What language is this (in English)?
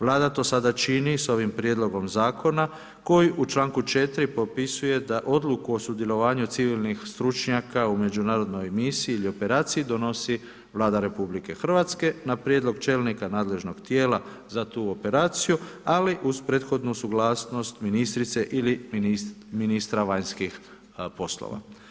Croatian